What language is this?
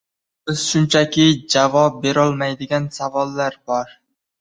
Uzbek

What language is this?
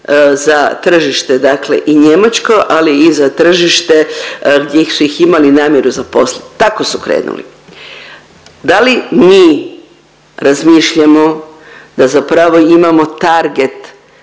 Croatian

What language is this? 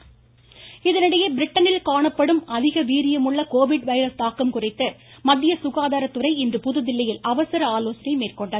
Tamil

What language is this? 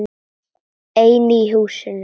Icelandic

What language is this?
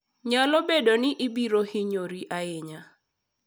Luo (Kenya and Tanzania)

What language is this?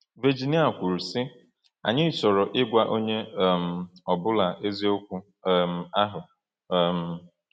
Igbo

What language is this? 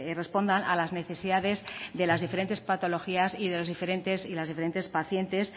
Spanish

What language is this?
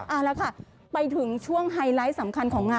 Thai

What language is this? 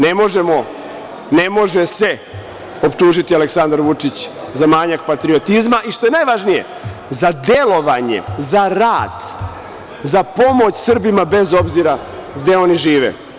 Serbian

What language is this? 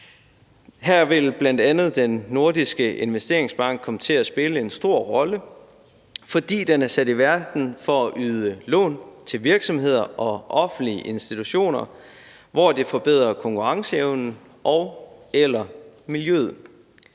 Danish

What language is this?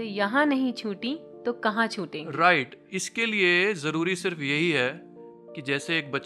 Hindi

